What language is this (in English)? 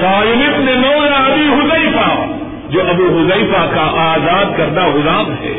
Urdu